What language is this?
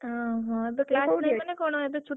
Odia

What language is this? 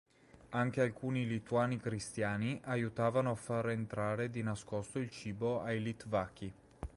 Italian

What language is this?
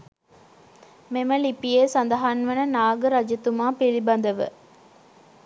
Sinhala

